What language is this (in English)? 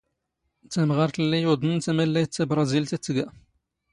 Standard Moroccan Tamazight